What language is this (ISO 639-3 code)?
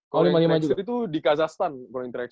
ind